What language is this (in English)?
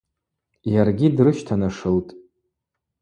Abaza